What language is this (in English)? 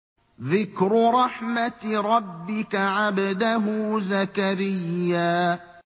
Arabic